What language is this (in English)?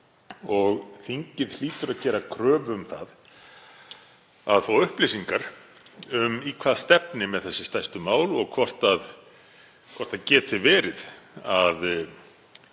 Icelandic